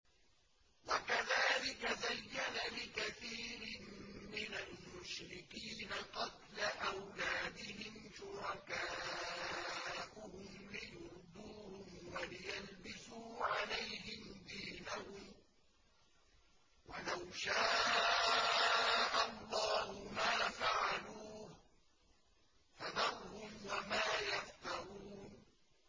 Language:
Arabic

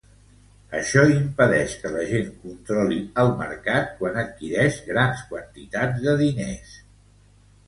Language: Catalan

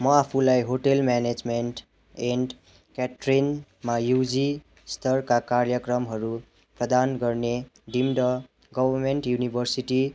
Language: Nepali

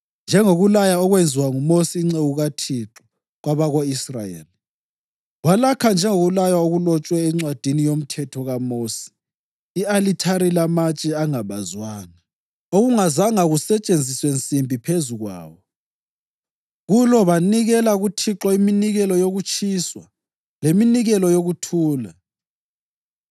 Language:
North Ndebele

